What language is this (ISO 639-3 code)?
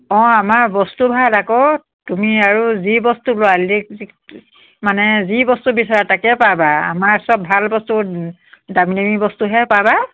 asm